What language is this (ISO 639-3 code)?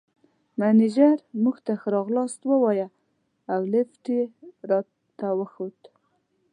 pus